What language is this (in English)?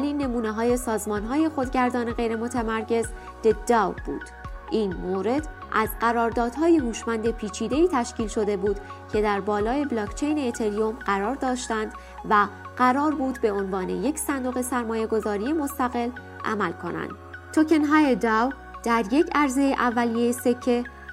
Persian